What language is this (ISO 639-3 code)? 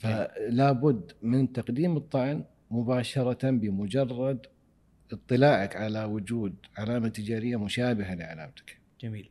ara